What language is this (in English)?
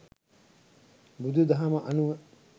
Sinhala